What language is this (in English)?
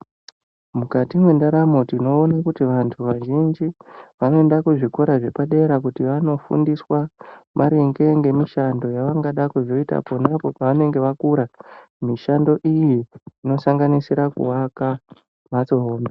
Ndau